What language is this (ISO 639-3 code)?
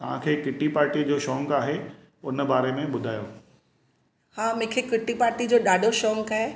snd